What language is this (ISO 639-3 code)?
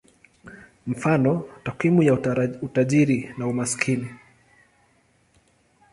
swa